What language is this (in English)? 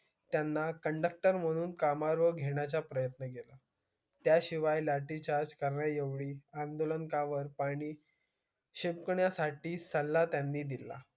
Marathi